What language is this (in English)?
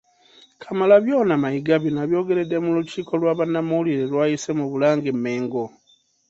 Ganda